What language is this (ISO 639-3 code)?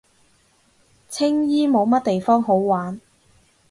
yue